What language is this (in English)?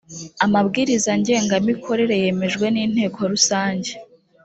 Kinyarwanda